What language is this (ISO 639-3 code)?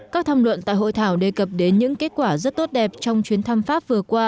vie